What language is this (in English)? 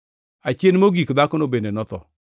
Luo (Kenya and Tanzania)